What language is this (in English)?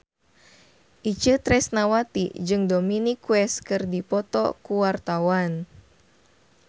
Sundanese